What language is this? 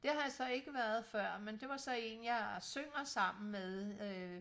Danish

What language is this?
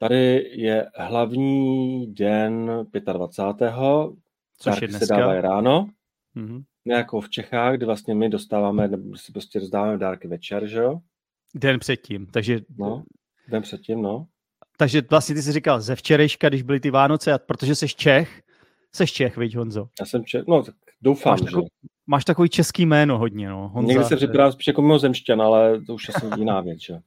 Czech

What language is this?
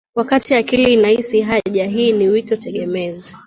Swahili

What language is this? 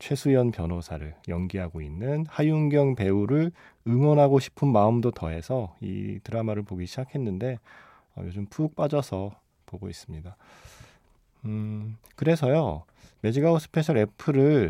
Korean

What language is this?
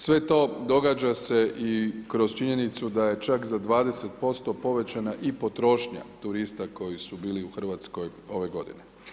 Croatian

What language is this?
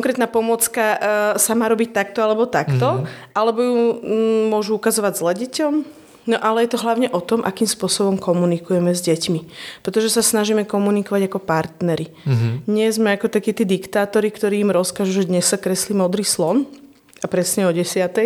Slovak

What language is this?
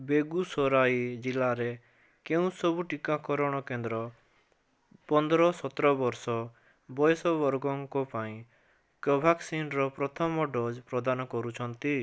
Odia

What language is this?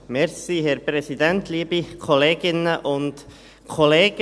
Swiss German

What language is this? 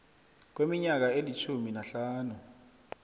South Ndebele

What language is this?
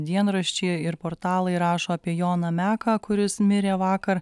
Lithuanian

